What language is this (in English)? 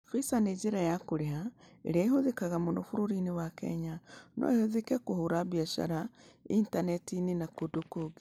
Kikuyu